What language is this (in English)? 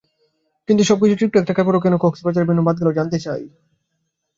Bangla